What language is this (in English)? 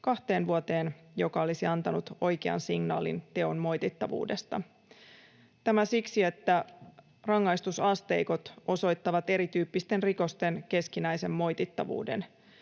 Finnish